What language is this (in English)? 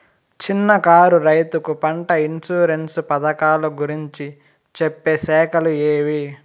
Telugu